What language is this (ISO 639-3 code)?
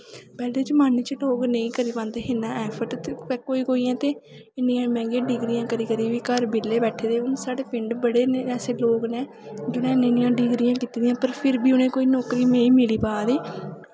doi